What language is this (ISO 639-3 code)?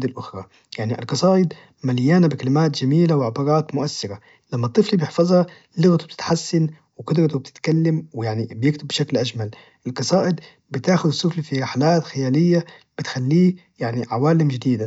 ars